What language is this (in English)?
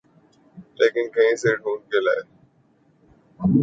Urdu